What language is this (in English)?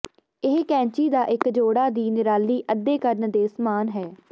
Punjabi